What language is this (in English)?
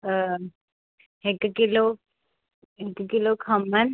Sindhi